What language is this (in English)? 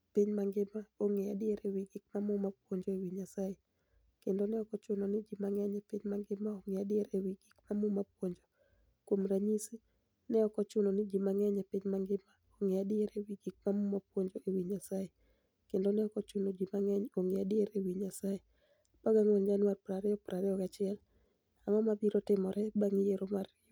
Luo (Kenya and Tanzania)